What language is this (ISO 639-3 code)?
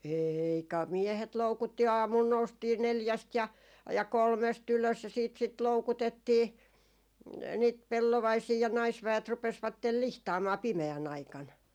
fin